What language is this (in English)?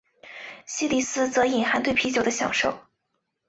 Chinese